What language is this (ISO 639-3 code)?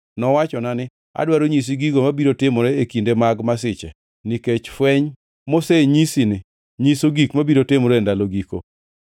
luo